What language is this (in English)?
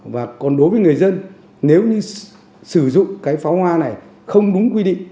Vietnamese